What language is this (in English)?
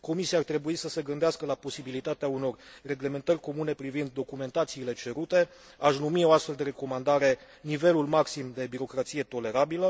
Romanian